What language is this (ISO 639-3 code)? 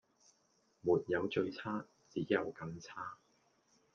yue